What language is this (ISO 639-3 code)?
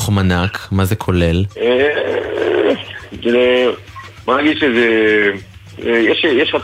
heb